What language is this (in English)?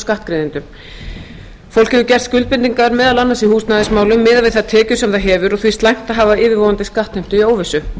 Icelandic